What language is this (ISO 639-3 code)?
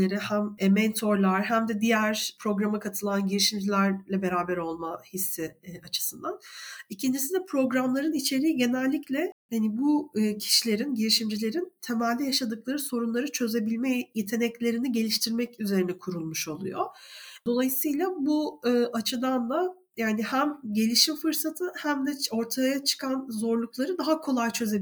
tur